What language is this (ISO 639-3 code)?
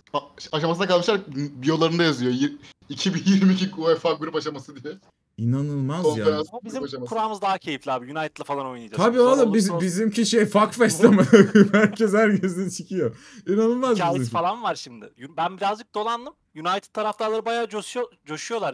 tur